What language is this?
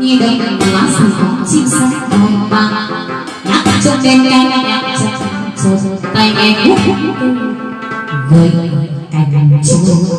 Spanish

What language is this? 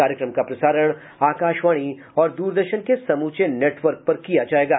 Hindi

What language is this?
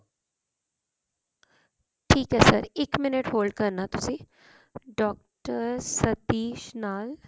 Punjabi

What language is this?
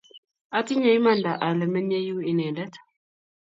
Kalenjin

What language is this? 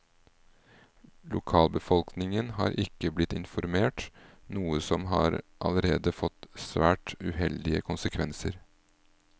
Norwegian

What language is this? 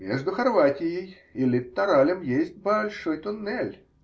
Russian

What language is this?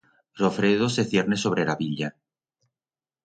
Aragonese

